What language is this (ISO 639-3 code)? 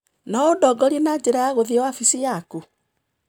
kik